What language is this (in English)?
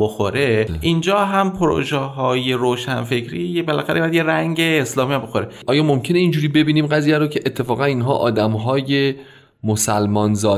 Persian